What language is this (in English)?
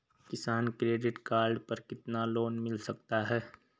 Hindi